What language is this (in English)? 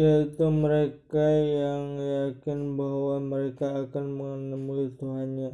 Indonesian